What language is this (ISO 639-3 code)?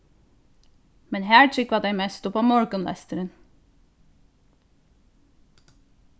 fao